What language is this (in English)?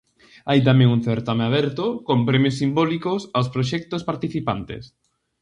Galician